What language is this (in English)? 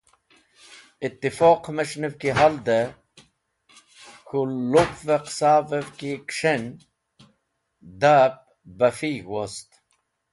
Wakhi